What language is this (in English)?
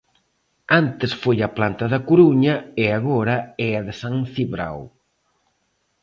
Galician